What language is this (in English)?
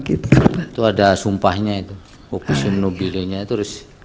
Indonesian